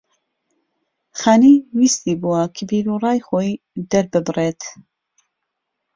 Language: Central Kurdish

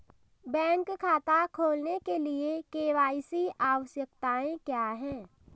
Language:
Hindi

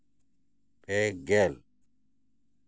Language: Santali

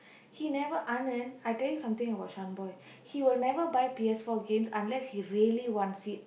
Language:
English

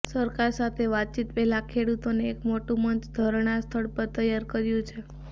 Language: Gujarati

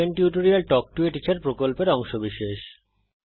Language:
Bangla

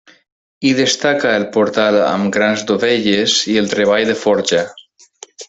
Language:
Catalan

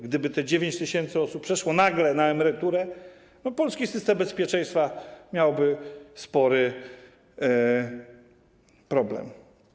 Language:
Polish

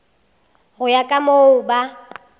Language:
Northern Sotho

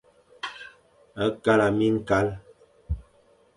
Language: Fang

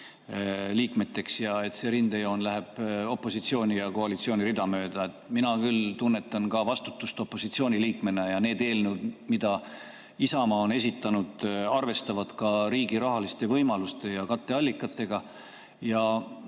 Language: Estonian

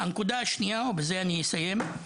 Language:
Hebrew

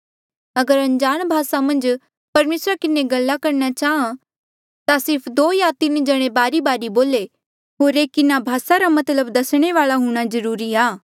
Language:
Mandeali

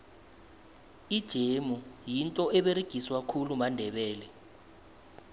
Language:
South Ndebele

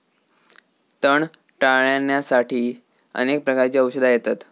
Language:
Marathi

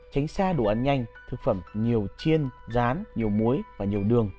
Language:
Vietnamese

